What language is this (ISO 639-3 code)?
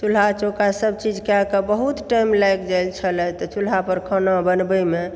mai